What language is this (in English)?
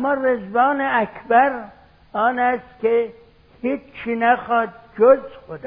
Persian